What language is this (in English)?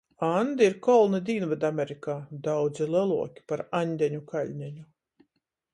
Latgalian